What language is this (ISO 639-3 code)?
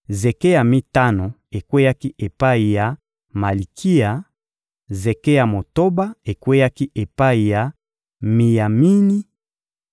lin